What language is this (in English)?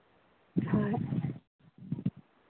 Manipuri